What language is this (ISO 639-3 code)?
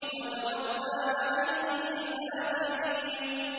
ara